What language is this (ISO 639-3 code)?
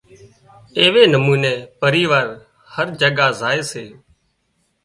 kxp